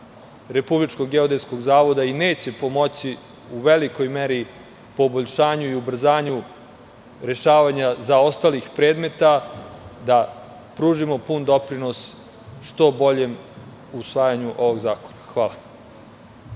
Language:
Serbian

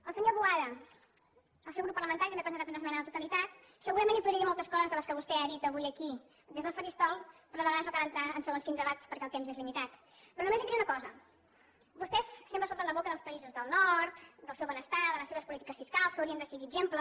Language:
Catalan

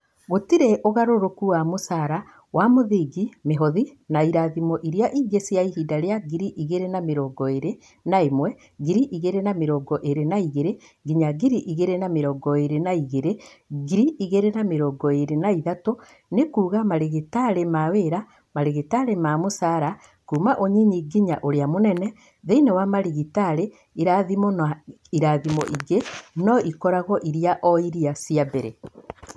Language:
Kikuyu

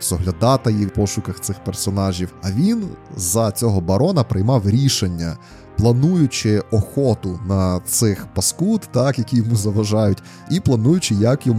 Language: Ukrainian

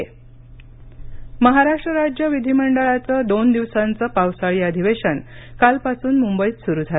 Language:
Marathi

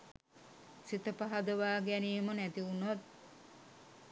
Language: Sinhala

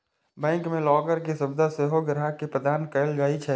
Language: Maithili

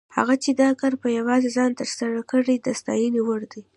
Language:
Pashto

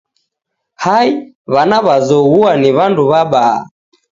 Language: Taita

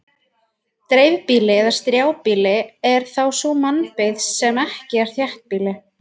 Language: Icelandic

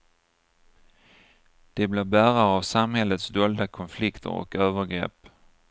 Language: Swedish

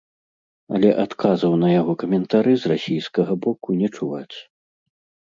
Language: Belarusian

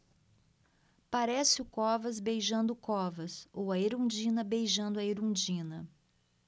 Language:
Portuguese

